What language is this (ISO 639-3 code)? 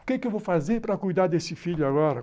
por